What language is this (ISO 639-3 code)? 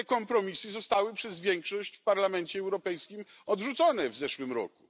pol